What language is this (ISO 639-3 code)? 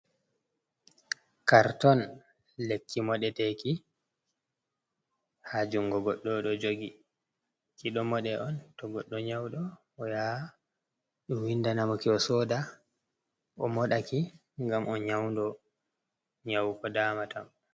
ful